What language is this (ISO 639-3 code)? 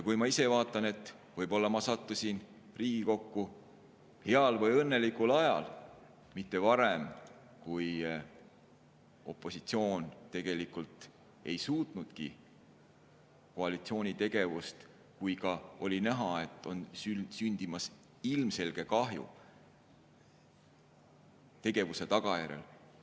est